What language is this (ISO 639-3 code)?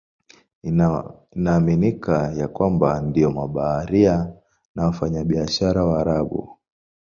swa